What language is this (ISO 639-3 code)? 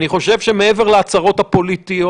heb